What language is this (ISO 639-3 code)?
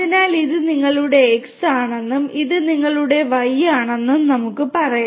mal